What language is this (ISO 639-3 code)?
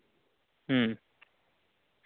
sat